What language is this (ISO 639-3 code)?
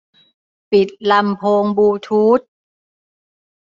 tha